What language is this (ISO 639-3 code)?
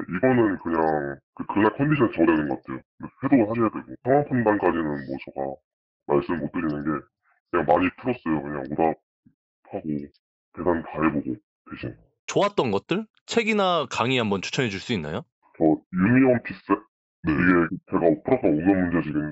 kor